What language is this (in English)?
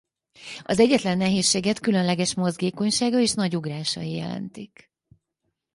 Hungarian